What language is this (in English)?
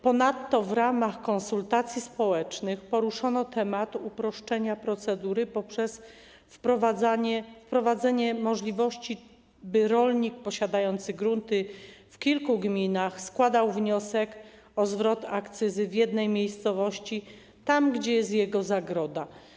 Polish